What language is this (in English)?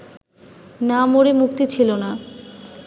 Bangla